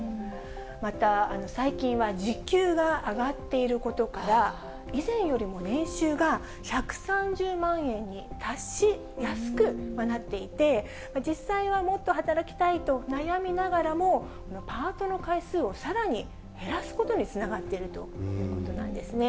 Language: Japanese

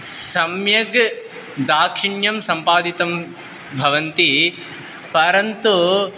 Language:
Sanskrit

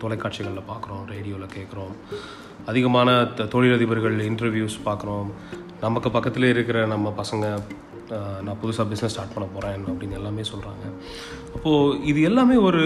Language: Tamil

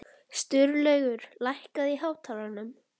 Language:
Icelandic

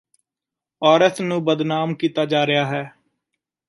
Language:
Punjabi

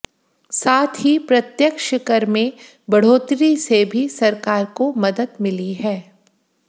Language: Hindi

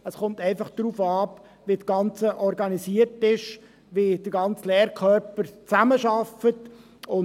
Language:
Swiss German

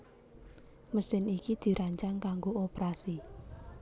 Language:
Javanese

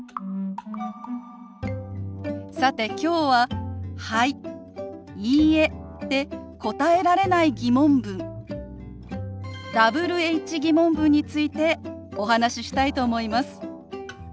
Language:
Japanese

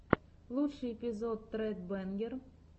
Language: Russian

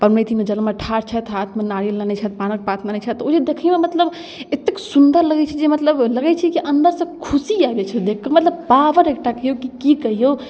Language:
Maithili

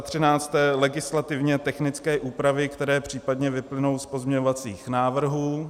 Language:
Czech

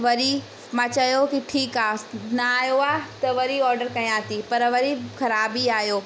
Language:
Sindhi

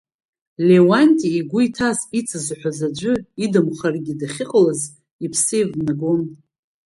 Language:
Abkhazian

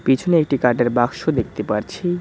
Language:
Bangla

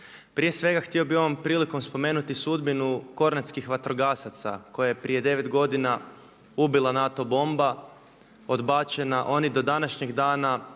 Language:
Croatian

